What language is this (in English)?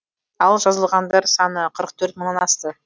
Kazakh